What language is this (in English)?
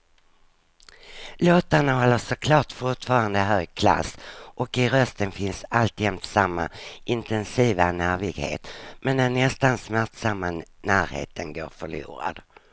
Swedish